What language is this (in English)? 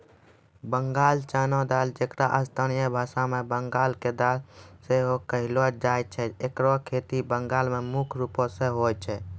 Maithili